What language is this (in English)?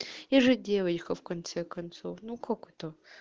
Russian